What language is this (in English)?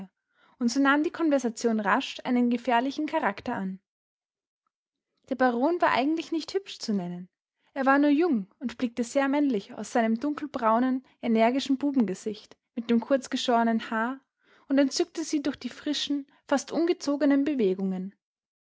German